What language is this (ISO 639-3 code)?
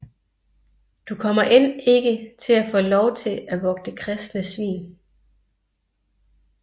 dan